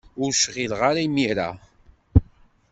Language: Kabyle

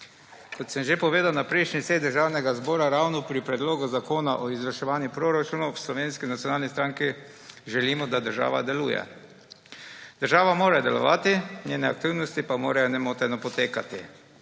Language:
Slovenian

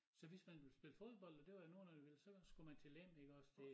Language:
Danish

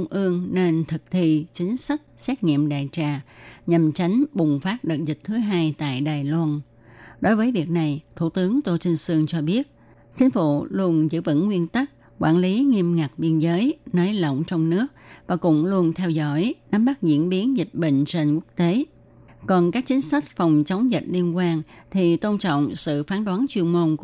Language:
Vietnamese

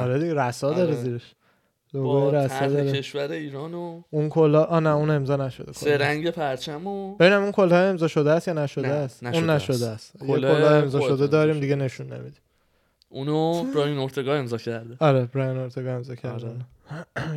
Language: Persian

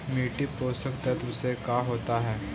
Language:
Magahi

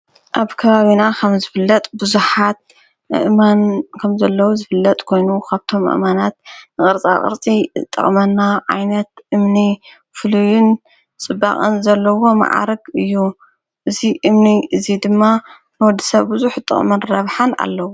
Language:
Tigrinya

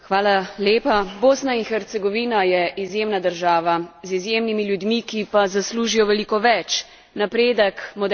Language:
Slovenian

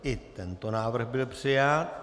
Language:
Czech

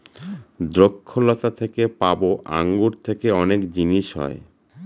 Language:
Bangla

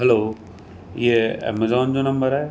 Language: Sindhi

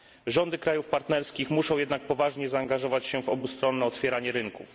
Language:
Polish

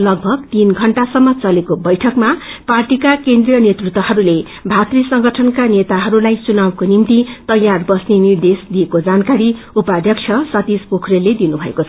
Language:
Nepali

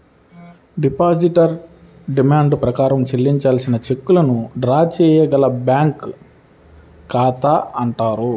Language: Telugu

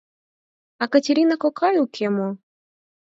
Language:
Mari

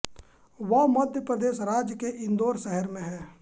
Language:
Hindi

